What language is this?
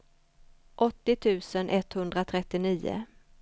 Swedish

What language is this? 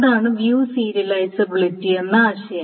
Malayalam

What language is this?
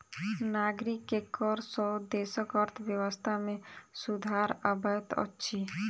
Maithili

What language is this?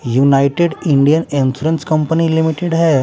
Hindi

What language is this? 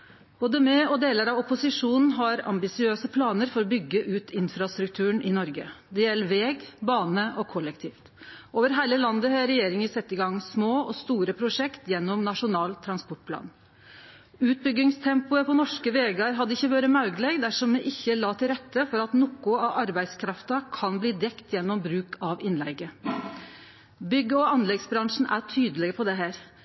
Norwegian Nynorsk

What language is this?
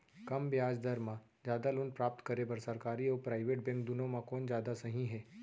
Chhattisgarhi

